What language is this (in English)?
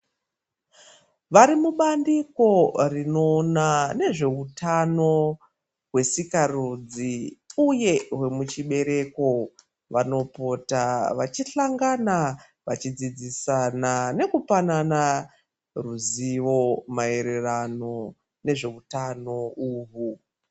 Ndau